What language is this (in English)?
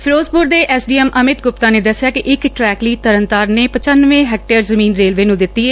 Punjabi